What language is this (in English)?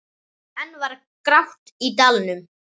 Icelandic